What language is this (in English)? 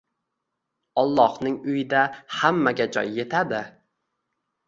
Uzbek